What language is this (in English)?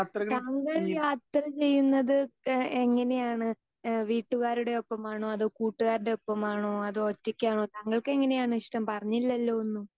Malayalam